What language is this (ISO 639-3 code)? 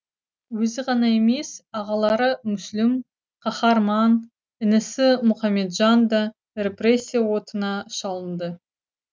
kaz